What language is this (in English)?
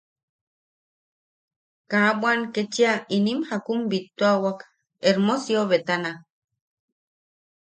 Yaqui